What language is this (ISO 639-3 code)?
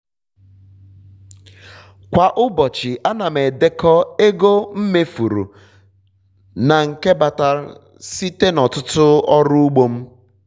ibo